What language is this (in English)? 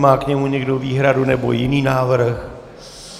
Czech